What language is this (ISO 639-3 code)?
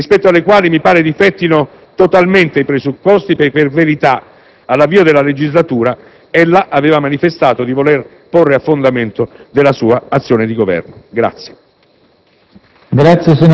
ita